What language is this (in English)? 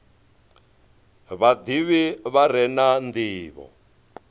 Venda